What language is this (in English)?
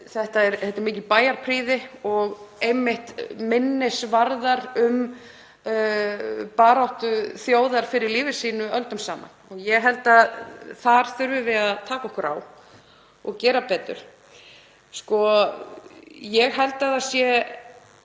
Icelandic